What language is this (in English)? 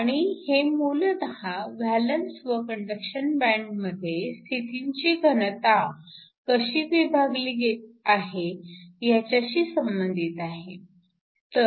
Marathi